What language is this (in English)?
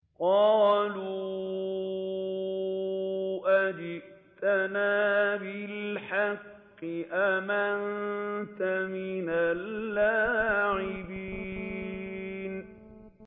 Arabic